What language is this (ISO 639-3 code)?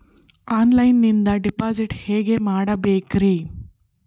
kan